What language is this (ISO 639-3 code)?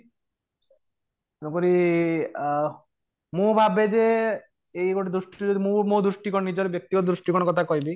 ori